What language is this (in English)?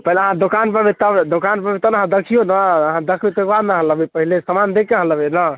Maithili